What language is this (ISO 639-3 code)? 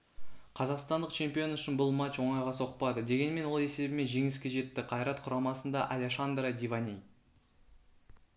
kaz